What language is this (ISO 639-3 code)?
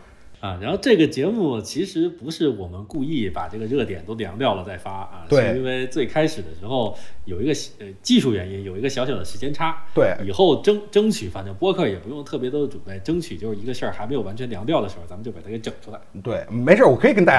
zho